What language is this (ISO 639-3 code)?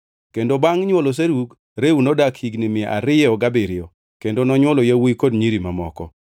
luo